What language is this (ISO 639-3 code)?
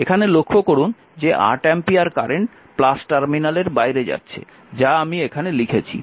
ben